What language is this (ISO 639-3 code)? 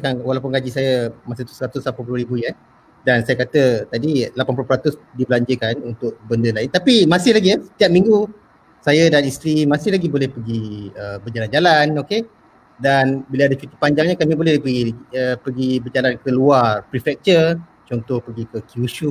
msa